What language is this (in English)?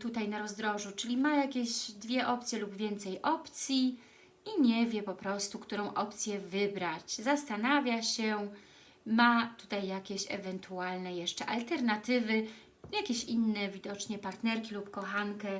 Polish